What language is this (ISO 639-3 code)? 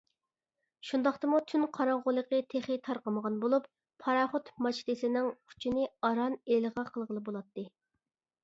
uig